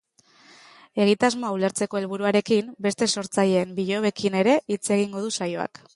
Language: Basque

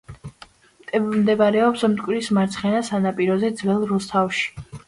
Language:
Georgian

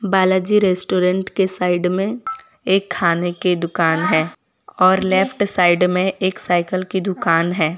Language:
Hindi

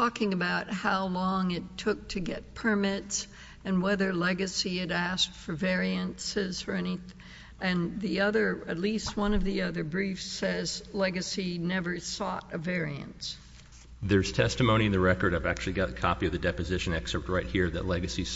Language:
English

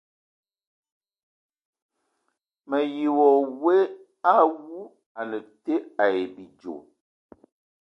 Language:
Ewondo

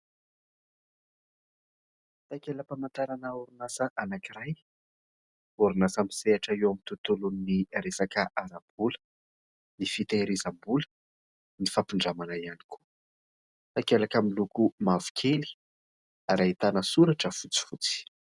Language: Malagasy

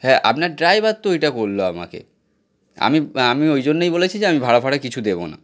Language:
Bangla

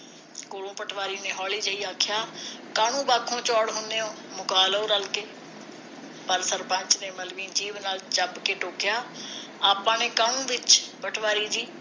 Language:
Punjabi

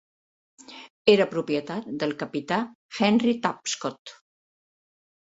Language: Catalan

